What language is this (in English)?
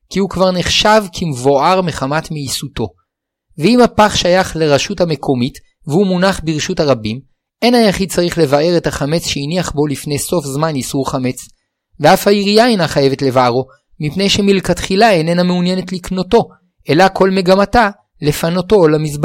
Hebrew